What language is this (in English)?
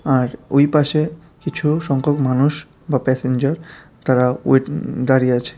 Bangla